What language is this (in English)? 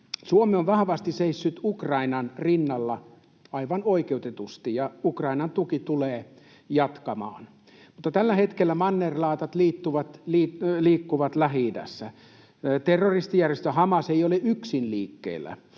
Finnish